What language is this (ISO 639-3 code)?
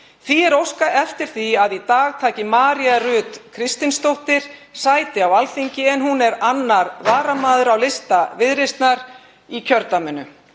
isl